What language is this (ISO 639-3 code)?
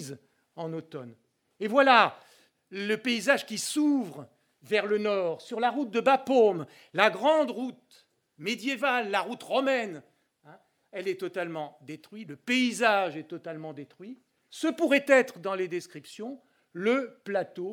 fra